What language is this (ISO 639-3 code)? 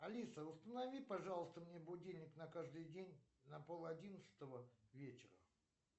rus